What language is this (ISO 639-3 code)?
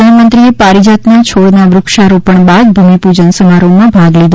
guj